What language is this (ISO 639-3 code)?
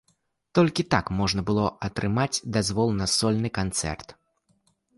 bel